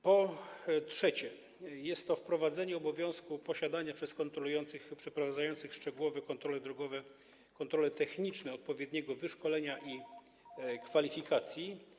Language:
Polish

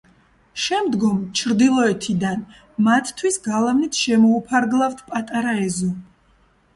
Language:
Georgian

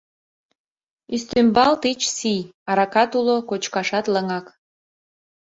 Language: Mari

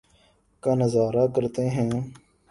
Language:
Urdu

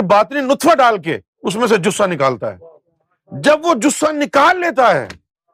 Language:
Urdu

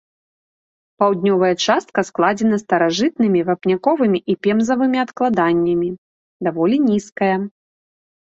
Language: Belarusian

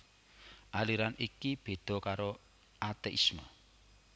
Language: Javanese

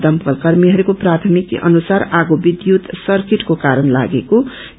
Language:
Nepali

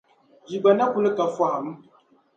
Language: Dagbani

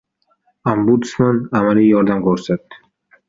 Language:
Uzbek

